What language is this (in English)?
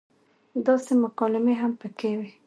Pashto